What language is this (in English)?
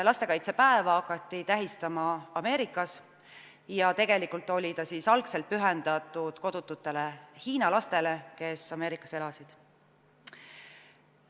Estonian